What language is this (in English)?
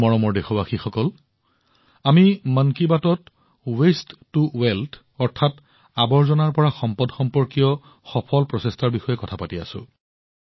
Assamese